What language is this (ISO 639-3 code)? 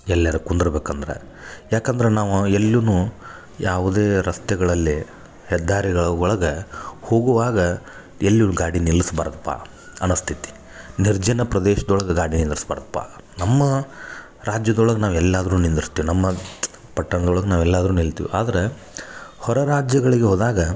kan